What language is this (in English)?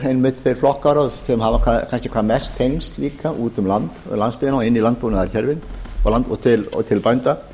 Icelandic